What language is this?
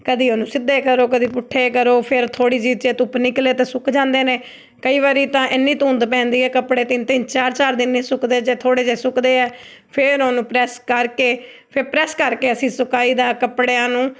Punjabi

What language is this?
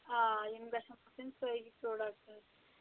Kashmiri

